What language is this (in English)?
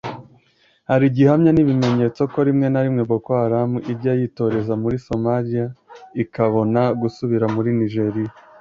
Kinyarwanda